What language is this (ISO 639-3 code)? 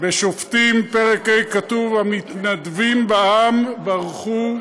heb